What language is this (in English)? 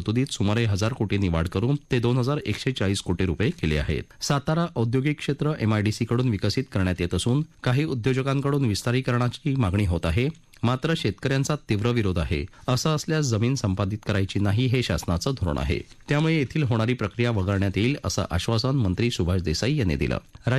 Hindi